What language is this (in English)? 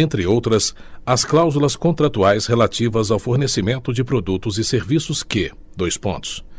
Portuguese